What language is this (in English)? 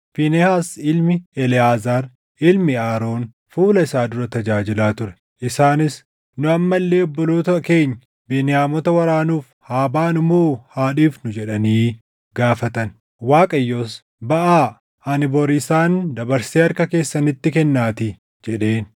Oromo